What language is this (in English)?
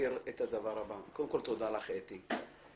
Hebrew